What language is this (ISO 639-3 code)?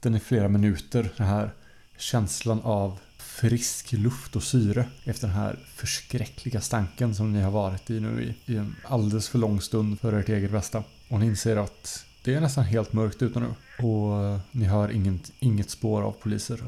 swe